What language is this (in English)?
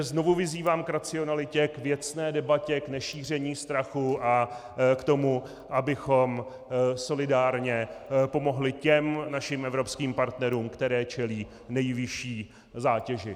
Czech